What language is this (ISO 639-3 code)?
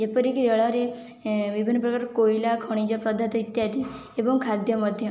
ori